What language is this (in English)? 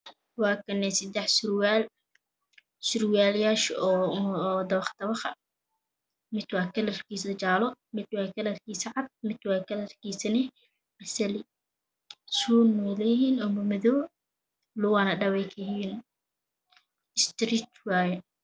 Somali